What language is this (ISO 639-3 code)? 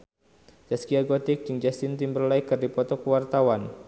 sun